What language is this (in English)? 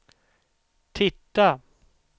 Swedish